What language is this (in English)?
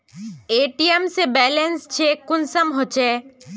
Magahi